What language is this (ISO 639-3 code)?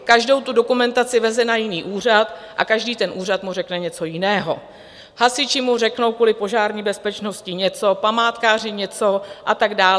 ces